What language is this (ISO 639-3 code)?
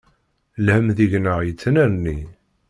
kab